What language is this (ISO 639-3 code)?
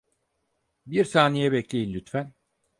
tur